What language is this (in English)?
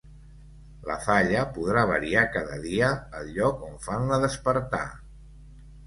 Catalan